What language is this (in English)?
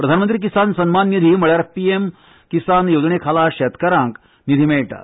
Konkani